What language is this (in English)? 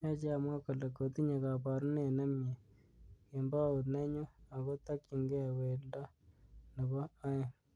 Kalenjin